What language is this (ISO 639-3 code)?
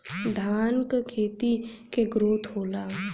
bho